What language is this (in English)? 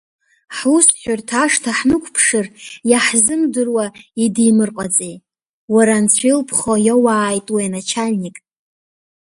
Abkhazian